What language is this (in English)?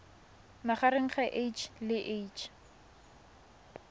Tswana